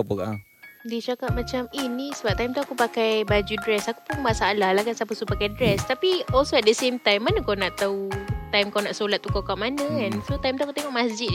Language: Malay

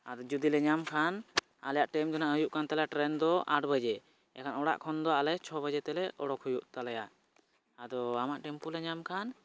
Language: Santali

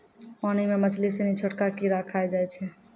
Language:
Maithili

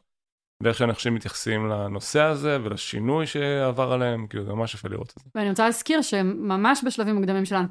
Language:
Hebrew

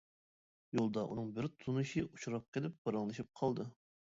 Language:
Uyghur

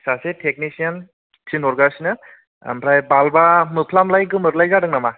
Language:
Bodo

